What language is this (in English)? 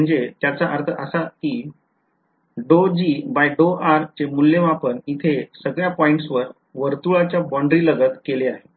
Marathi